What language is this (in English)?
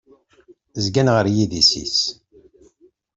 Kabyle